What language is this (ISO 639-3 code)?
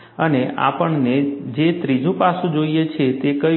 guj